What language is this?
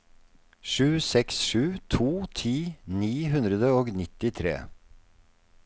Norwegian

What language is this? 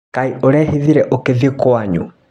Kikuyu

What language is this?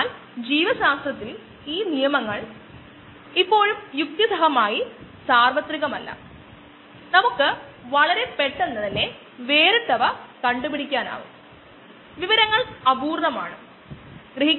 Malayalam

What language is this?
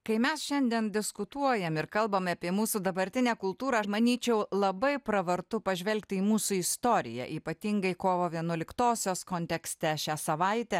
Lithuanian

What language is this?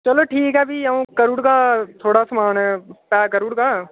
Dogri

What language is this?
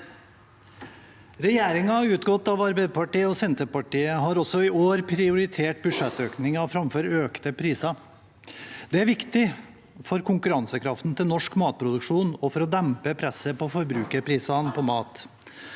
Norwegian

